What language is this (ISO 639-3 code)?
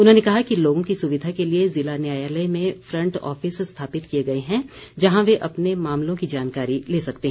hin